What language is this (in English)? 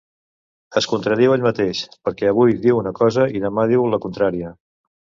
Catalan